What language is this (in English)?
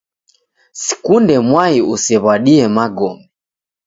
Taita